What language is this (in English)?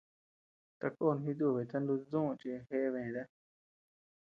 Tepeuxila Cuicatec